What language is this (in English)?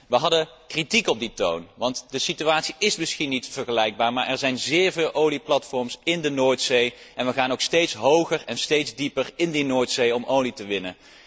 Dutch